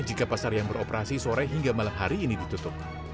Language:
Indonesian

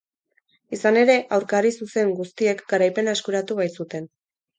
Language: Basque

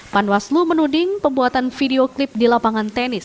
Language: Indonesian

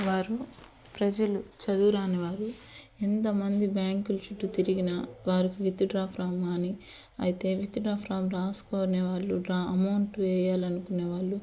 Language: Telugu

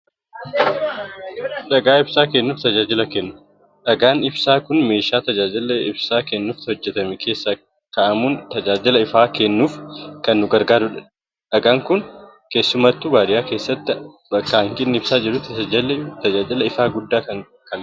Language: Oromo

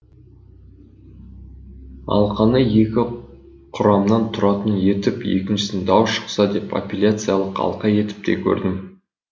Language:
Kazakh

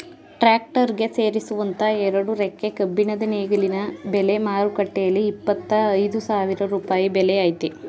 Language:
Kannada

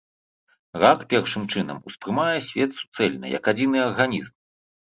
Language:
Belarusian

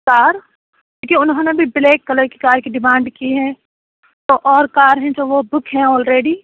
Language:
Urdu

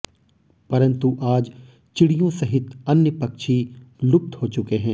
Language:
Hindi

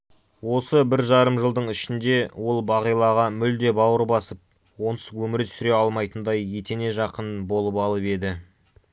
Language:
Kazakh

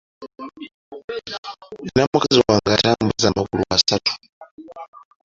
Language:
Ganda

